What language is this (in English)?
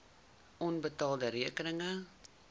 Afrikaans